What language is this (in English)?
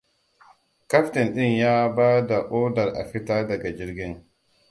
Hausa